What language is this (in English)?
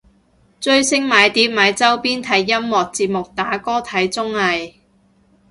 Cantonese